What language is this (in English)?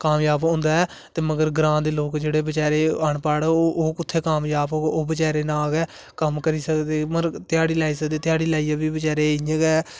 Dogri